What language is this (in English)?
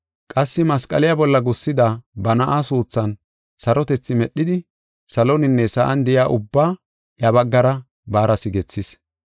Gofa